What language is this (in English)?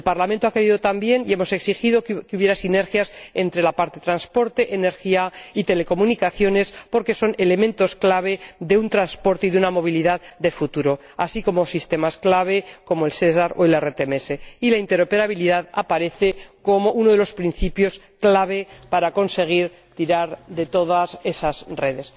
Spanish